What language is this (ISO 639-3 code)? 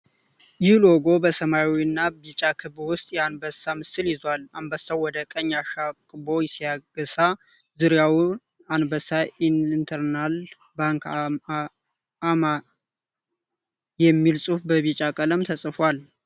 amh